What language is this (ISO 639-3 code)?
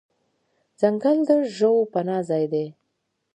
pus